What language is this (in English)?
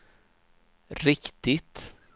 Swedish